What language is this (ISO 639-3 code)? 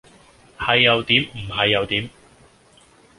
yue